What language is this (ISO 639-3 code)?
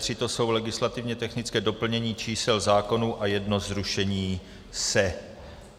ces